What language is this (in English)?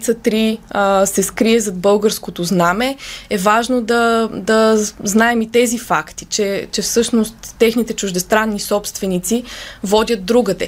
Bulgarian